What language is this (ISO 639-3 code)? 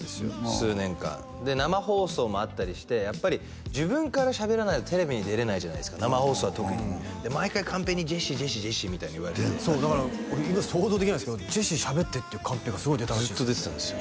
jpn